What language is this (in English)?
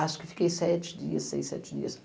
Portuguese